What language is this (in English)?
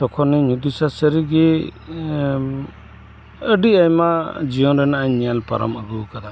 Santali